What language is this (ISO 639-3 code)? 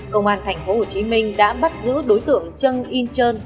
vie